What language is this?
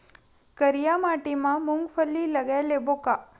Chhattisgarhi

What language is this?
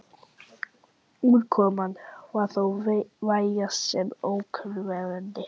Icelandic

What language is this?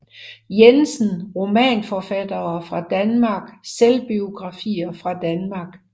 Danish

